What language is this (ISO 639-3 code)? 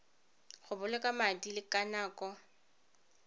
tsn